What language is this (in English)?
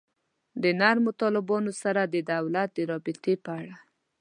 Pashto